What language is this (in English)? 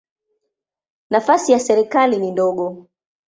Swahili